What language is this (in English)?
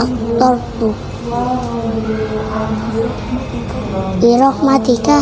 Indonesian